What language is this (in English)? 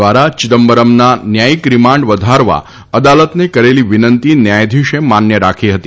Gujarati